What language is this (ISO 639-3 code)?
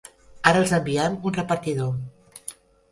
cat